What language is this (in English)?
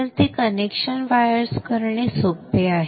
Marathi